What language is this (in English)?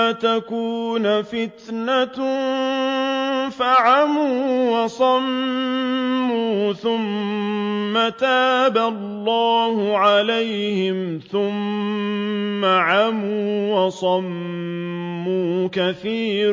Arabic